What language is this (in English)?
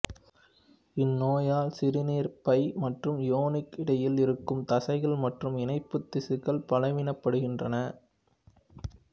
Tamil